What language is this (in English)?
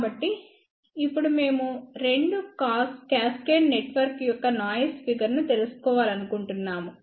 Telugu